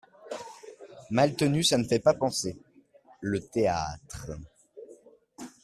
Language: French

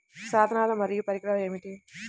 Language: Telugu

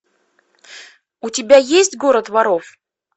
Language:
Russian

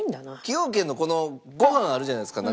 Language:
Japanese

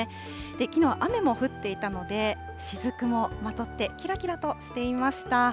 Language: Japanese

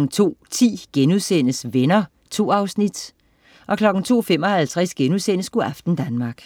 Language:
Danish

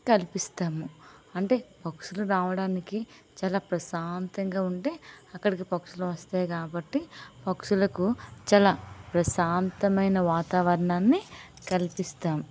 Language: Telugu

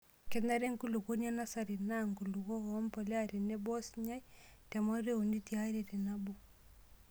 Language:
Masai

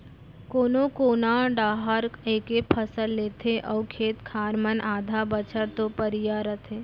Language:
Chhattisgarhi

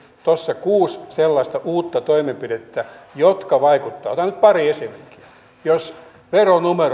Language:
Finnish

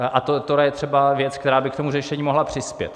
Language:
Czech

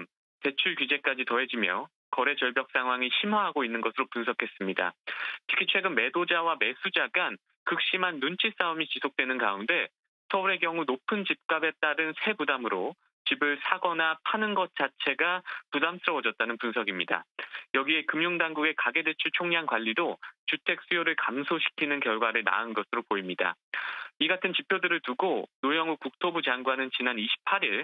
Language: Korean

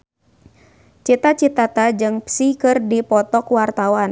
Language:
Sundanese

